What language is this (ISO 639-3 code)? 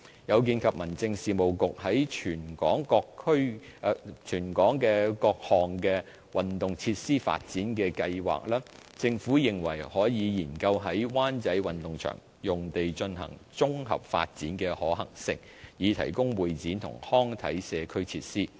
yue